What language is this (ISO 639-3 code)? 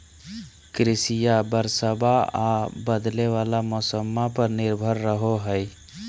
mag